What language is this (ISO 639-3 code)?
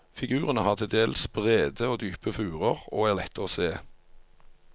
nor